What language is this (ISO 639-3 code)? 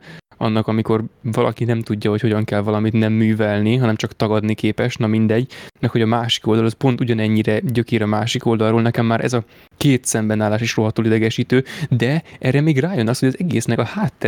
hun